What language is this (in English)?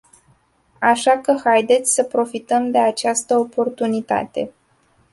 Romanian